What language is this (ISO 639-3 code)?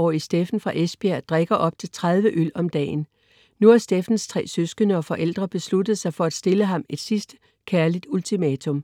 dan